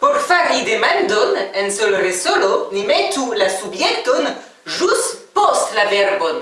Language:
Esperanto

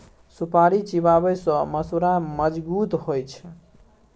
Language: Maithili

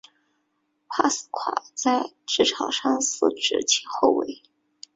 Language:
Chinese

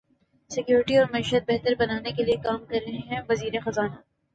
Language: Urdu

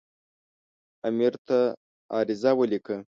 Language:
Pashto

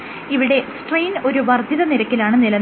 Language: Malayalam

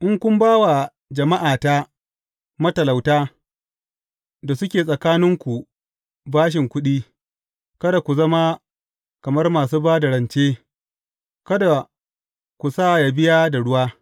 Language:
Hausa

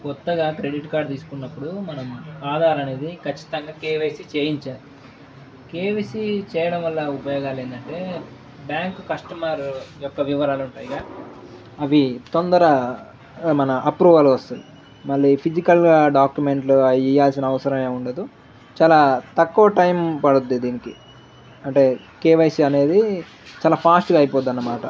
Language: Telugu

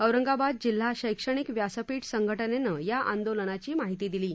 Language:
Marathi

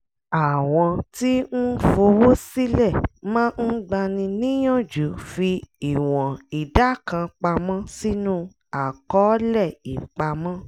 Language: Yoruba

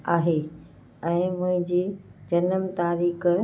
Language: Sindhi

